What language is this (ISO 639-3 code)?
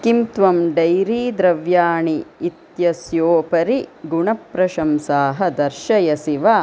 san